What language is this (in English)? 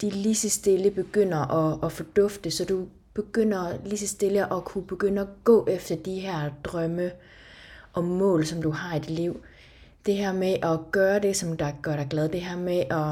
Danish